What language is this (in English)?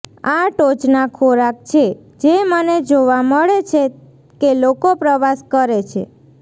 Gujarati